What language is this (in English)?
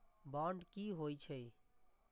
Maithili